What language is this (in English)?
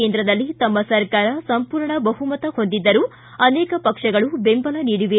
Kannada